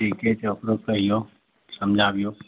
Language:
Maithili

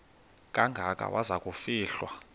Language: Xhosa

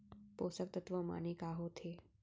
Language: Chhattisgarhi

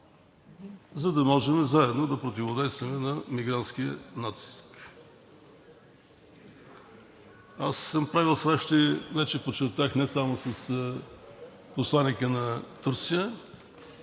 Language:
Bulgarian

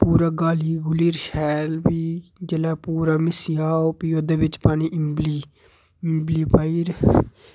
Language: Dogri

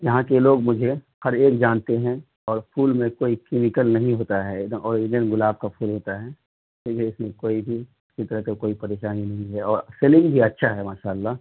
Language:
Urdu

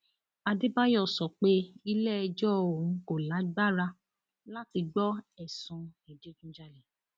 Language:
Yoruba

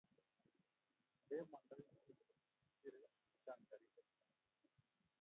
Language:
Kalenjin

